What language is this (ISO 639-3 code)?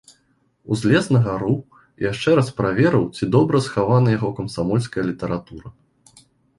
bel